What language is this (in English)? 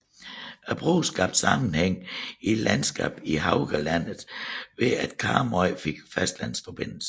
Danish